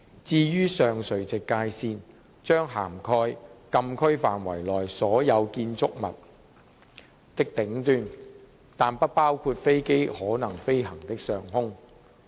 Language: Cantonese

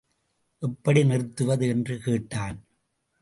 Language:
Tamil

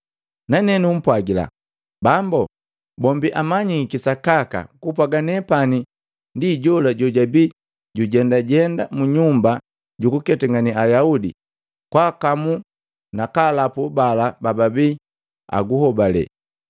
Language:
Matengo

